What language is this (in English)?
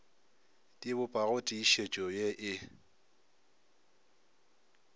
Northern Sotho